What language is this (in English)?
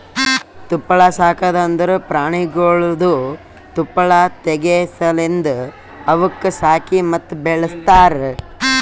Kannada